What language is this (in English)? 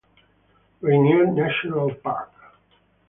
English